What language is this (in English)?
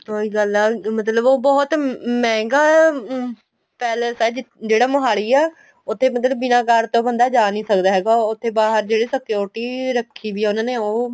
Punjabi